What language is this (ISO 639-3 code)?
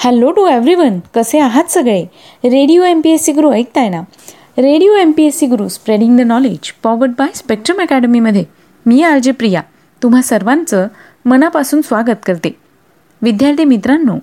mar